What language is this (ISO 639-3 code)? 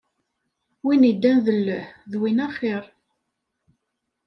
kab